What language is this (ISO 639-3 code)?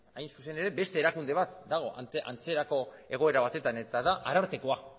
eus